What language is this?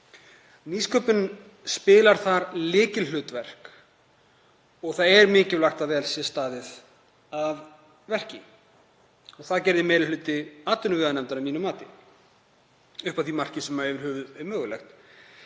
Icelandic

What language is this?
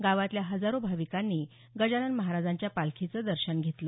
Marathi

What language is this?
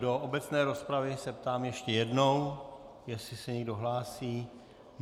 Czech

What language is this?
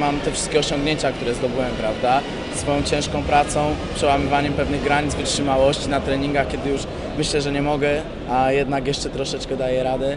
Polish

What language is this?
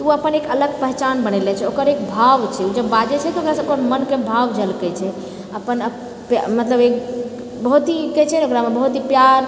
Maithili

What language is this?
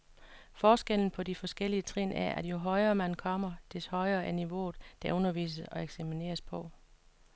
Danish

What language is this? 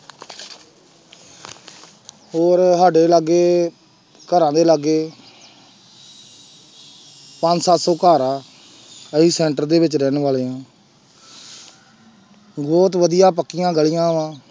Punjabi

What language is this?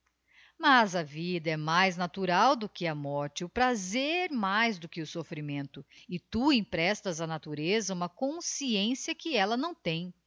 Portuguese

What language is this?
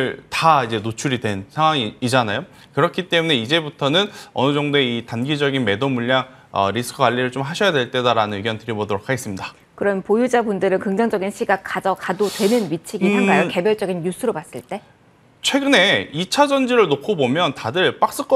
Korean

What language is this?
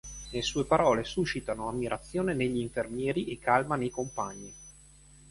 Italian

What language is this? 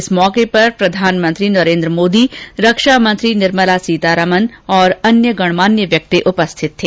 Hindi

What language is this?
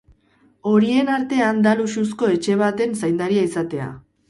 Basque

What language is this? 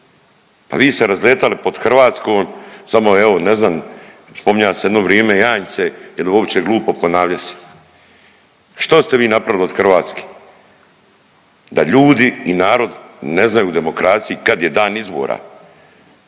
Croatian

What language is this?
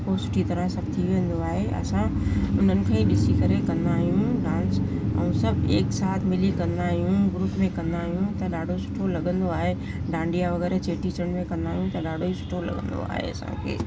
Sindhi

